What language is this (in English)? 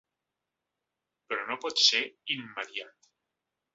Catalan